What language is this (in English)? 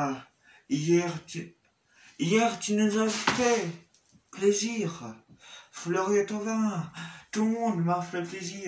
French